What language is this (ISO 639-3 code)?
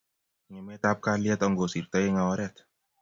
kln